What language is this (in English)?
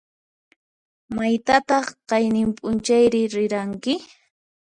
Puno Quechua